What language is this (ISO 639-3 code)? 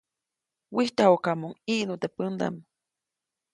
zoc